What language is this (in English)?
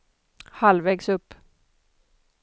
Swedish